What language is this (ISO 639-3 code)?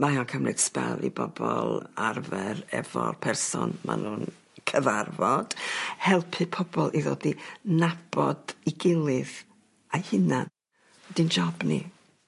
cym